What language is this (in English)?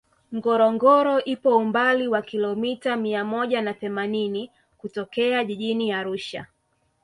Swahili